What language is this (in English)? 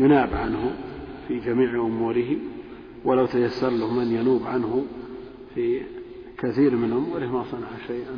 Arabic